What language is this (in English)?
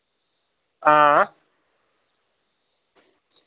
Dogri